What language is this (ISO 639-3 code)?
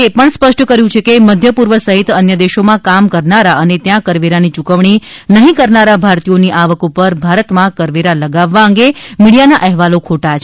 guj